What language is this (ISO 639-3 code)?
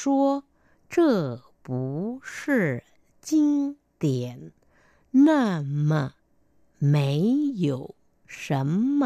vie